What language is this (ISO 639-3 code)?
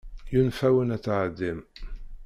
kab